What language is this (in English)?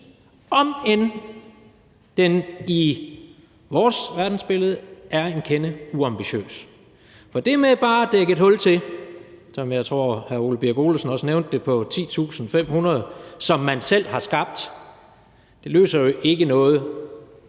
Danish